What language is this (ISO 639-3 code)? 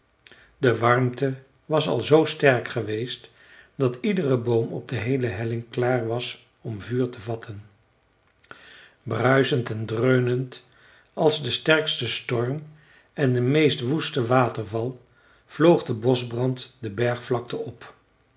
nld